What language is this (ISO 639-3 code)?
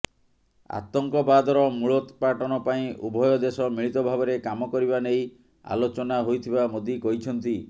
ori